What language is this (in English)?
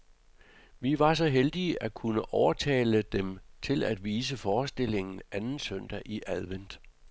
Danish